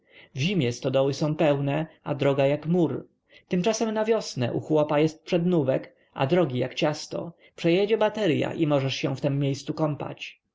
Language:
Polish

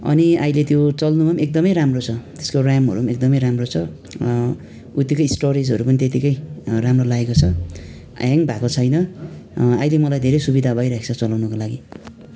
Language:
Nepali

